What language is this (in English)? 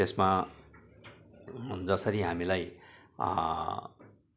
Nepali